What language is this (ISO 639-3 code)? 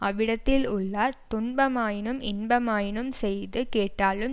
tam